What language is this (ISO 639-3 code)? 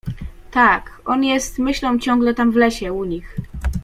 pol